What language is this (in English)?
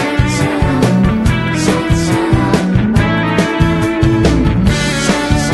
Thai